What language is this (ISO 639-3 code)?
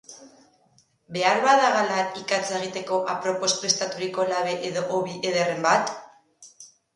eus